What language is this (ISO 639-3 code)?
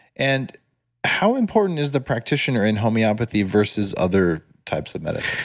eng